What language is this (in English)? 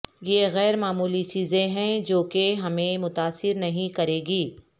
Urdu